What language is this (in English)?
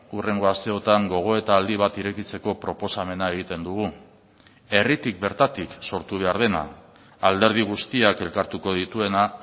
Basque